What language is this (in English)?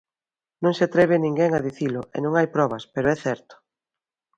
Galician